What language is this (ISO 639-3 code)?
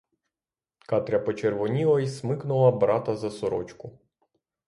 ukr